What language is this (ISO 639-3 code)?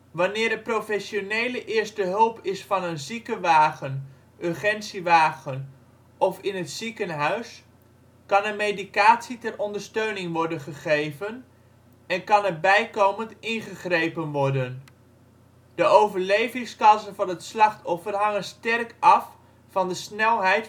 nld